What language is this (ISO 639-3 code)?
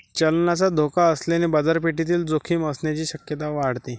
mar